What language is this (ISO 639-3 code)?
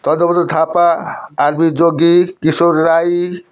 nep